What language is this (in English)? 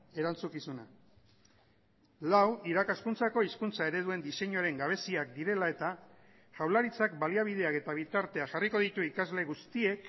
Basque